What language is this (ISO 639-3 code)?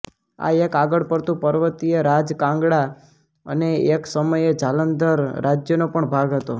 guj